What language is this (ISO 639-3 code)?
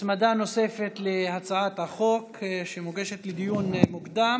heb